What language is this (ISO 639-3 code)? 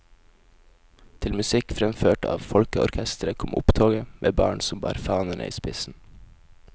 nor